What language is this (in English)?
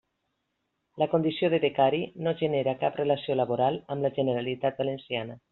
Catalan